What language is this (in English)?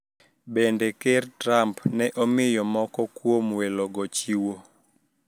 Luo (Kenya and Tanzania)